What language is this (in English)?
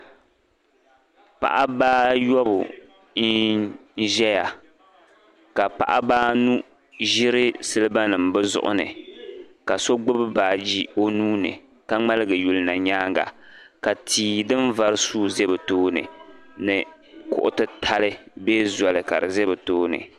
Dagbani